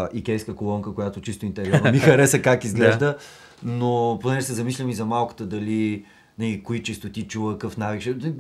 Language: Bulgarian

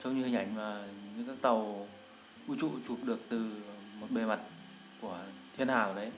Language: Vietnamese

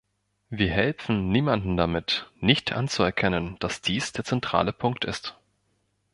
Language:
German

